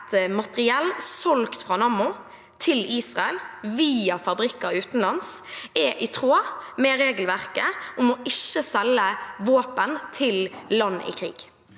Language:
Norwegian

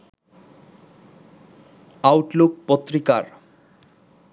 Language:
Bangla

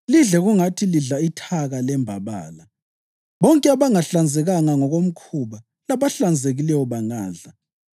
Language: North Ndebele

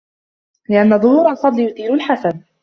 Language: Arabic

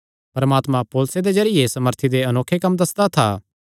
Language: Kangri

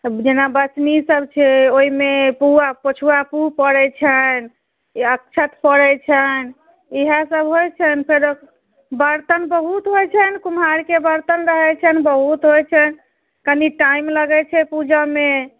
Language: Maithili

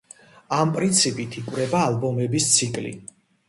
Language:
Georgian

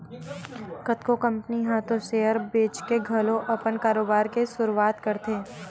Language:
Chhattisgarhi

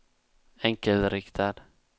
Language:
Swedish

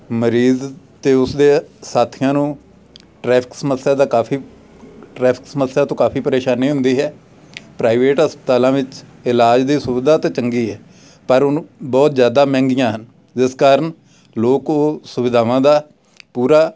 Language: Punjabi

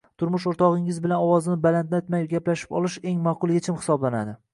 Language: Uzbek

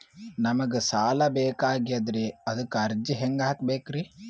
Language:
Kannada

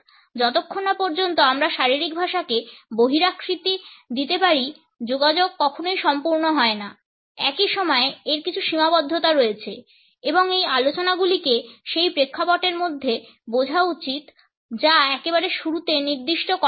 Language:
Bangla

